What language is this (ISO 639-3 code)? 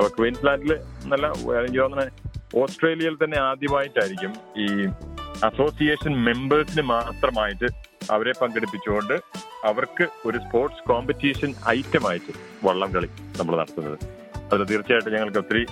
mal